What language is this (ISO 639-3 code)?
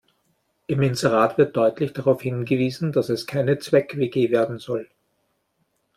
deu